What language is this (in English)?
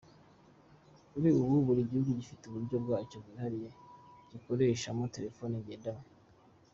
Kinyarwanda